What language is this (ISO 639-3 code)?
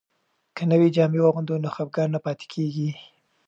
pus